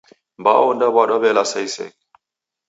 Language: Taita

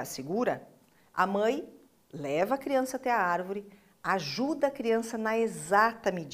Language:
Portuguese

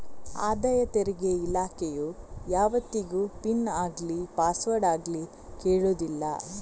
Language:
Kannada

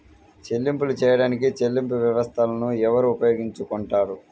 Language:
Telugu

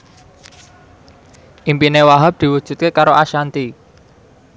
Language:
Javanese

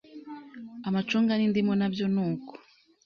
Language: Kinyarwanda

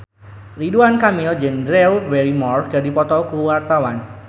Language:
Sundanese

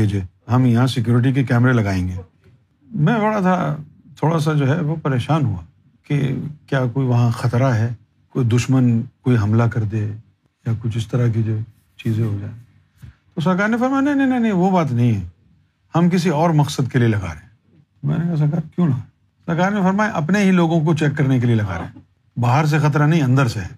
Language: Urdu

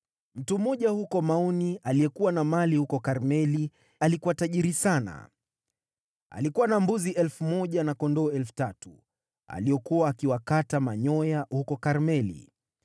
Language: Swahili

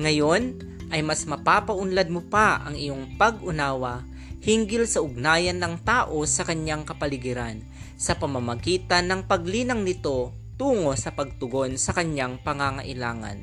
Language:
Filipino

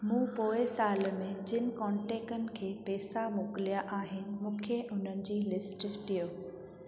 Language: Sindhi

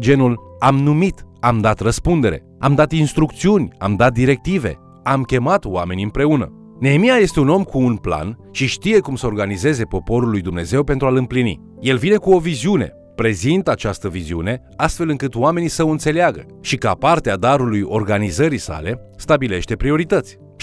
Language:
Romanian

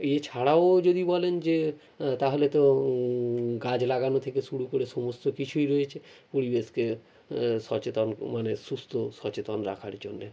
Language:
Bangla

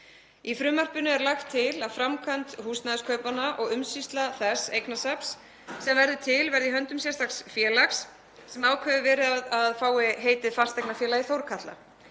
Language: Icelandic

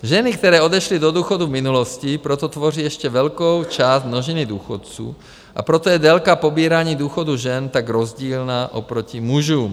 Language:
Czech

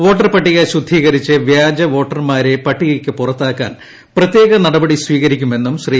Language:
Malayalam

